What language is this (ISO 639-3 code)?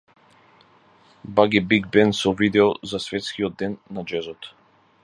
mkd